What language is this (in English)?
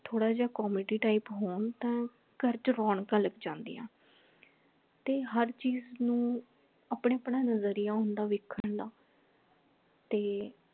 Punjabi